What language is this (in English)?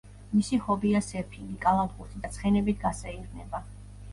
Georgian